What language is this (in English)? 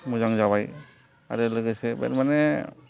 Bodo